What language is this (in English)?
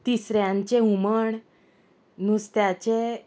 Konkani